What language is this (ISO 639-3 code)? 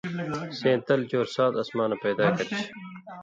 mvy